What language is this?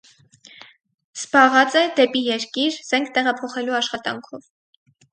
Armenian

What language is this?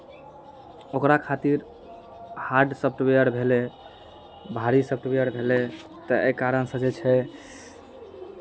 Maithili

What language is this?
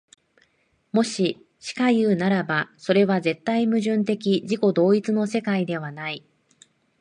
Japanese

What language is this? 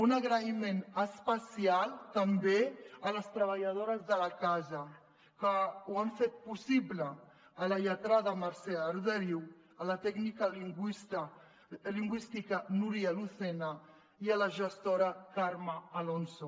Catalan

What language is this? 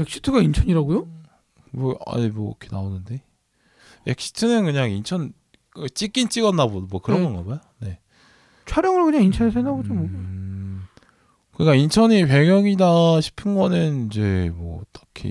Korean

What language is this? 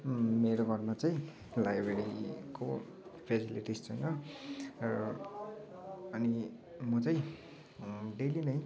Nepali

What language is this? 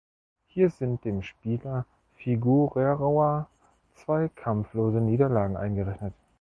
German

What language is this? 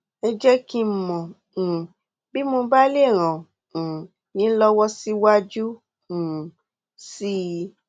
Yoruba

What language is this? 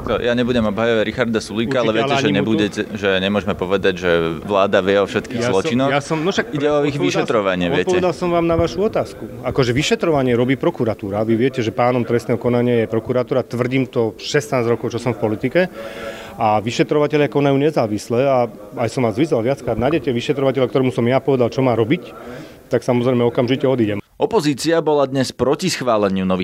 Slovak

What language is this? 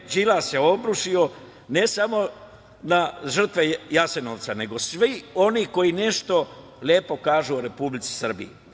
Serbian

